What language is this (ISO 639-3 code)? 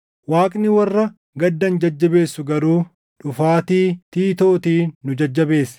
orm